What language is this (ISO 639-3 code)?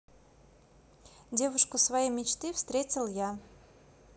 rus